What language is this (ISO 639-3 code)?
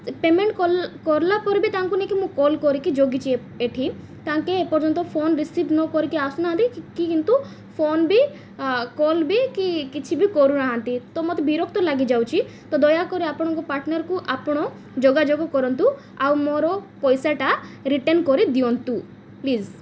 ori